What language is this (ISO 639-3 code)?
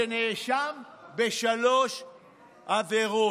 heb